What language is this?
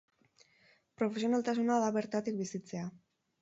Basque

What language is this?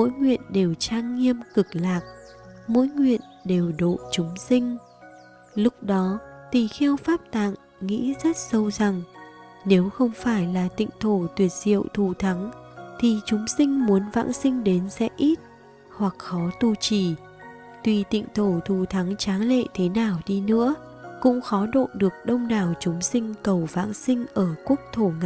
Vietnamese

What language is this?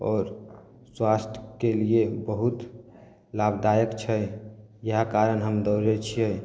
Maithili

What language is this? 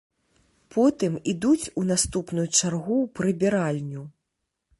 Belarusian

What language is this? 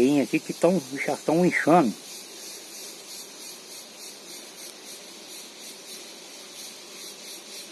Portuguese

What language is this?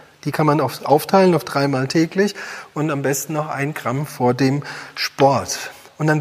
German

